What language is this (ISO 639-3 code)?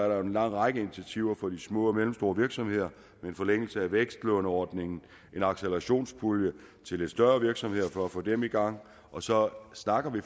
dan